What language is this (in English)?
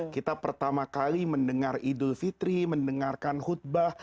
Indonesian